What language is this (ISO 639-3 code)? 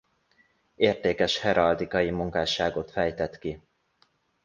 hun